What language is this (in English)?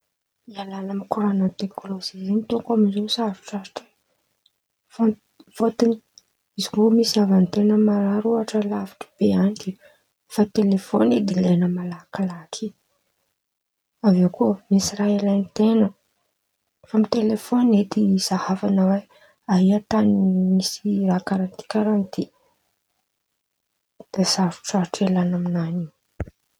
Antankarana Malagasy